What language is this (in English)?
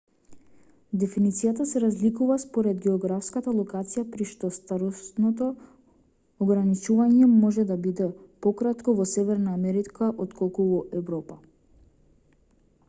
Macedonian